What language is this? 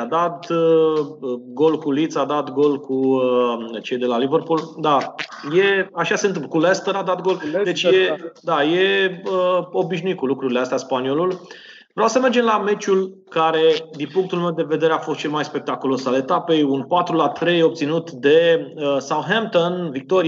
Romanian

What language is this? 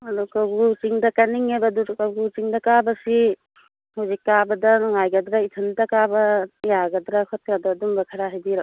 Manipuri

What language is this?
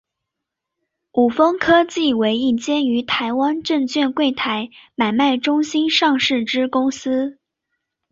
Chinese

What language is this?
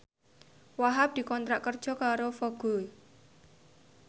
Javanese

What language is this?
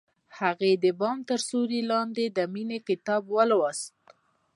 Pashto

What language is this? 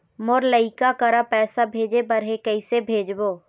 Chhattisgarhi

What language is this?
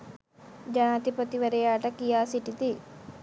Sinhala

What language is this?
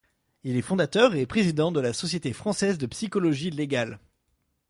French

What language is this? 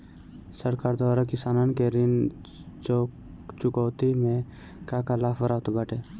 Bhojpuri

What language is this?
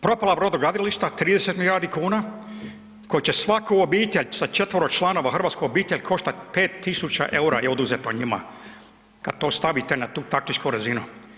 Croatian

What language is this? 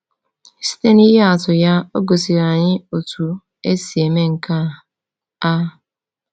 Igbo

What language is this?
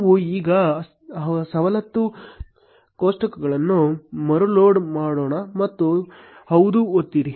Kannada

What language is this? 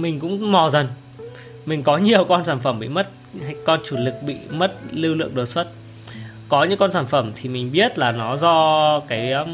Vietnamese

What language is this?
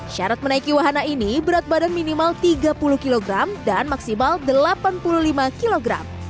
Indonesian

